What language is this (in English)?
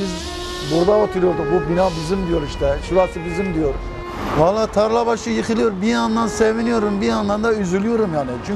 Turkish